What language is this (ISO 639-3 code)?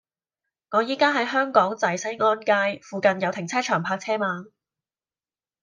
yue